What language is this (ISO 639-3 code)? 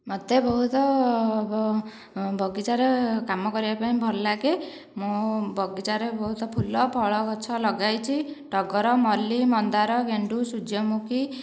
ori